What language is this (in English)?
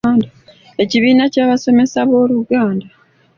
Ganda